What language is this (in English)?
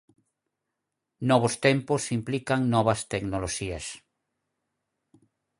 Galician